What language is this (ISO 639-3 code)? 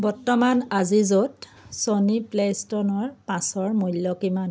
asm